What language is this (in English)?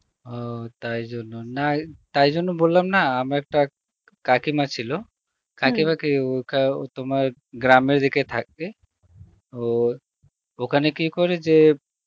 Bangla